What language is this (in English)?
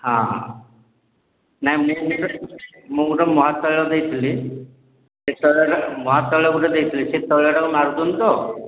Odia